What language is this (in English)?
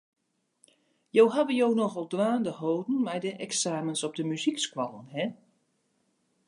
Western Frisian